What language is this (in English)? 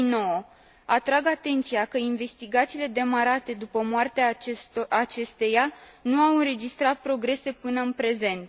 Romanian